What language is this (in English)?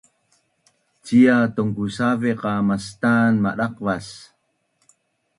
Bunun